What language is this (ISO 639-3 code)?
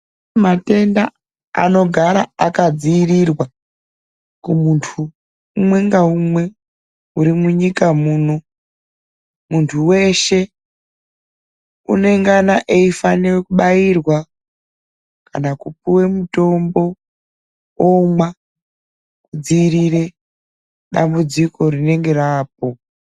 ndc